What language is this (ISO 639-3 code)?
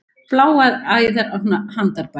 isl